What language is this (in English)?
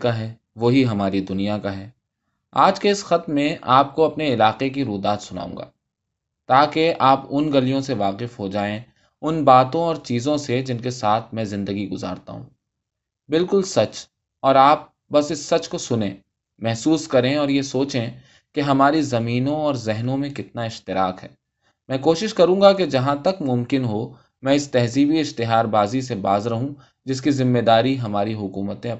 Urdu